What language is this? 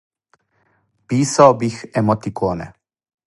Serbian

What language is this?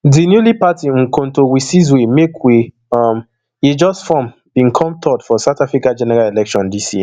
Nigerian Pidgin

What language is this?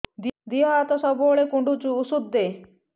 Odia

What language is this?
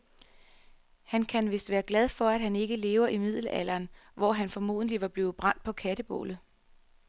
Danish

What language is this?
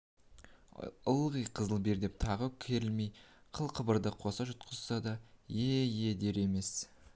Kazakh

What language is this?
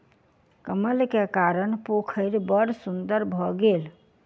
Maithili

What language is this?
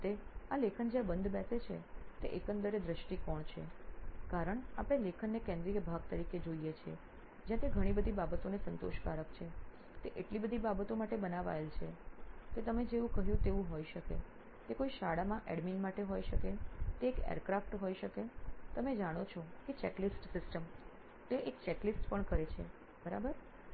Gujarati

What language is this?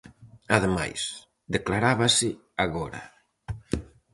Galician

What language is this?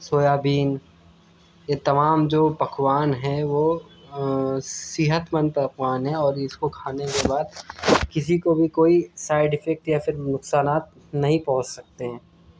Urdu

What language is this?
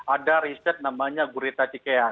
Indonesian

